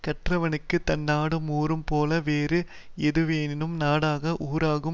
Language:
Tamil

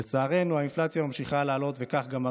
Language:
Hebrew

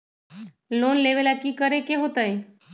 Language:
Magahi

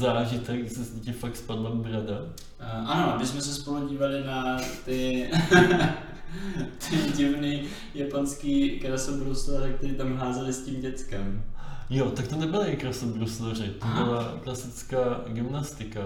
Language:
Czech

